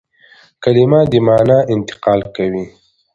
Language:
Pashto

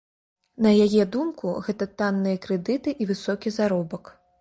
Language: Belarusian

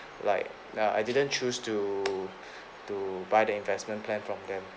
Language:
English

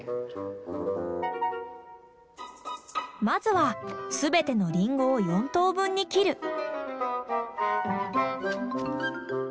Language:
Japanese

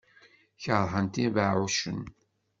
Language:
Kabyle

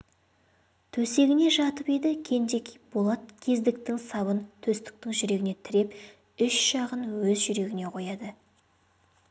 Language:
Kazakh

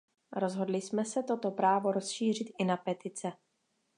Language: Czech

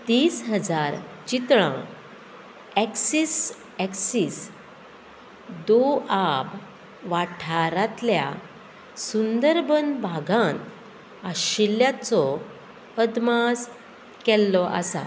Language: Konkani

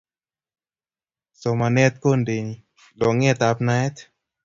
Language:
Kalenjin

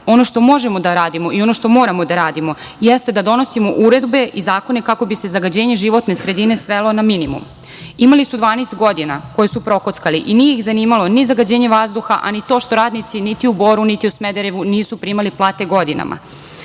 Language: Serbian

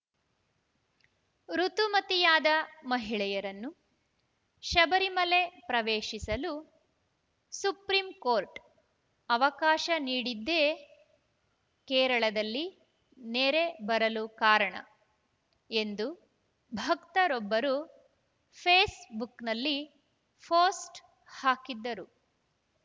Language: Kannada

